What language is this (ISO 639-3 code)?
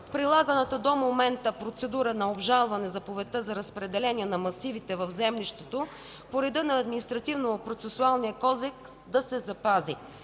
bul